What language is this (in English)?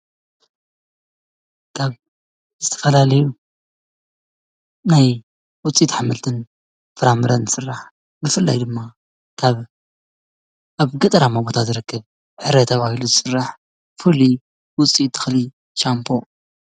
Tigrinya